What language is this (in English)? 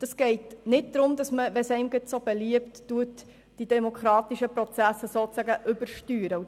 Swiss German